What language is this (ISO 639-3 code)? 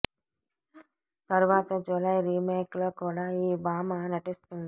tel